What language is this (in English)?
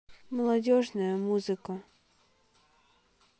Russian